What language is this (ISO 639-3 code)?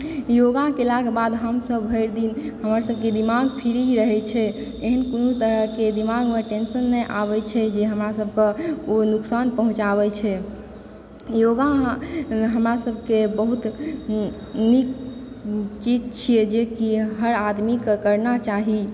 mai